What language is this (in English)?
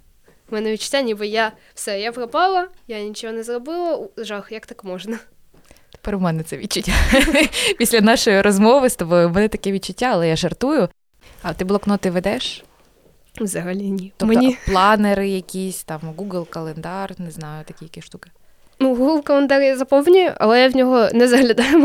Ukrainian